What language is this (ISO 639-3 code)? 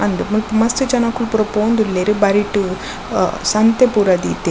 tcy